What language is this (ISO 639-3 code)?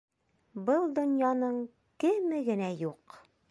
bak